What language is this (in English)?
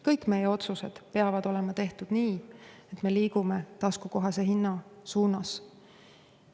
Estonian